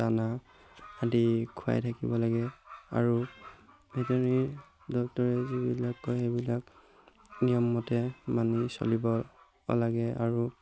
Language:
Assamese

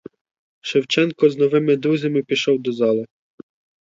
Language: Ukrainian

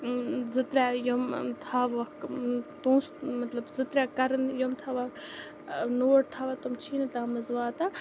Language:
Kashmiri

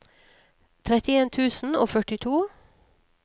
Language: Norwegian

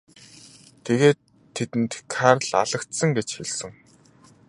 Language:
Mongolian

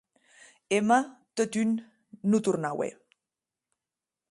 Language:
Occitan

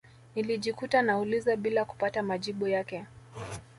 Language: Swahili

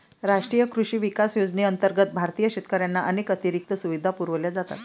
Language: Marathi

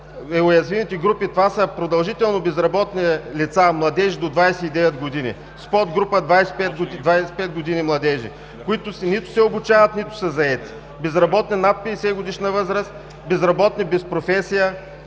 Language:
Bulgarian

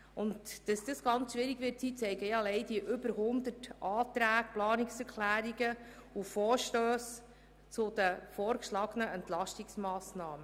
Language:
Swiss German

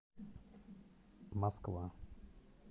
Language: Russian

